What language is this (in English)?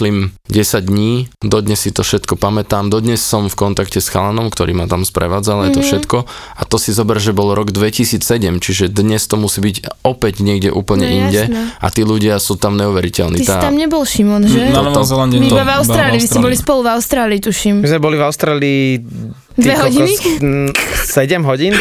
Slovak